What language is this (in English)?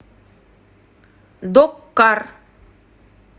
Russian